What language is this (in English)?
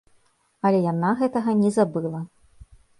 Belarusian